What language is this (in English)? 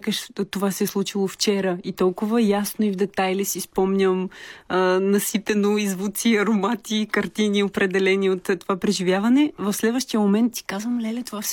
Bulgarian